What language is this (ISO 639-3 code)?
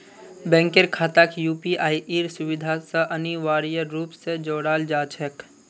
mag